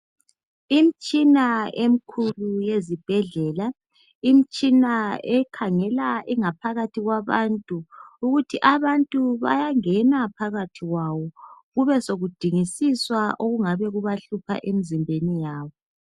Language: North Ndebele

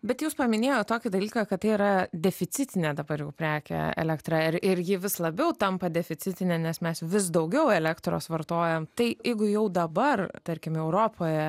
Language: Lithuanian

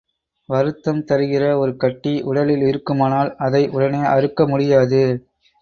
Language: Tamil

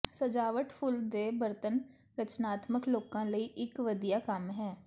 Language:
Punjabi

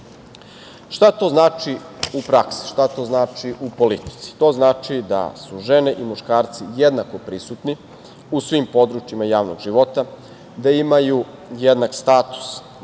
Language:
Serbian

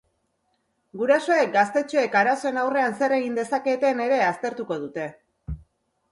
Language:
Basque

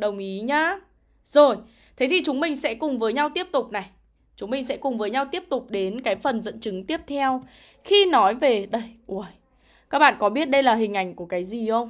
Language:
Vietnamese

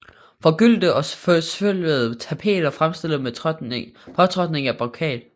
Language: Danish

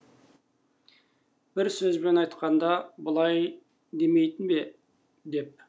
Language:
Kazakh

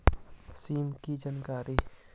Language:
Magahi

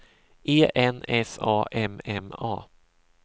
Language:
Swedish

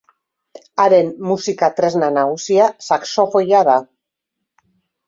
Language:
Basque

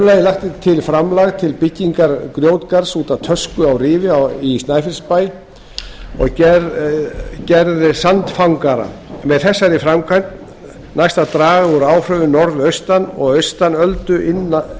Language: Icelandic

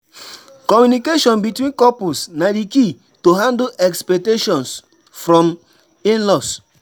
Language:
Nigerian Pidgin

